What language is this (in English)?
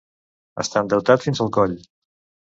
Catalan